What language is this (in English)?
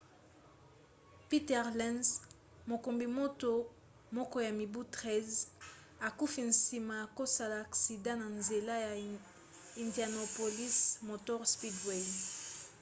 Lingala